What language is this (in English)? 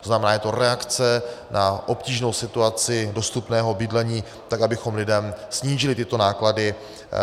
Czech